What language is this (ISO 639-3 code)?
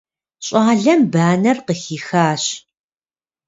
kbd